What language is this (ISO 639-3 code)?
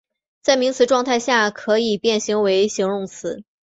zho